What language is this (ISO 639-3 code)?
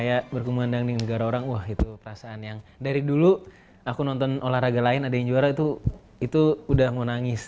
ind